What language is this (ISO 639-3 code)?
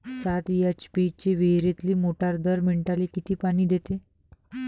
mar